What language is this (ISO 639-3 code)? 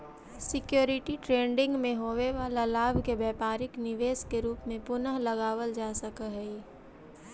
mag